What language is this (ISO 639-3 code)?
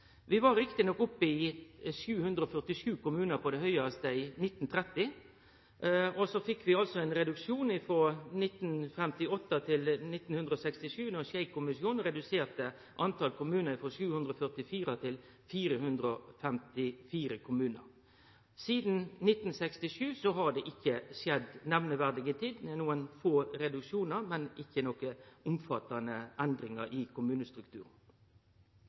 nno